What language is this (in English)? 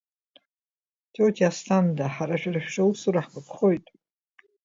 Abkhazian